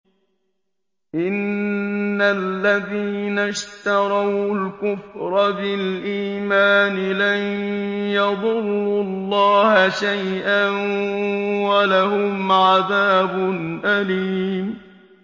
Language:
Arabic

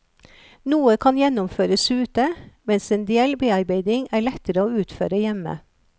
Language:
Norwegian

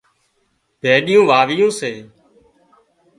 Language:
Wadiyara Koli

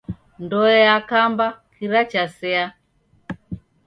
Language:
Taita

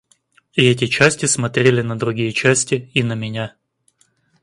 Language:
Russian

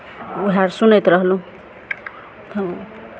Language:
Maithili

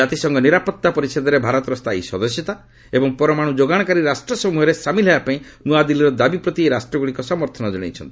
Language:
Odia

